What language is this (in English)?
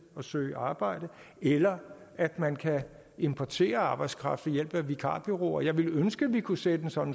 Danish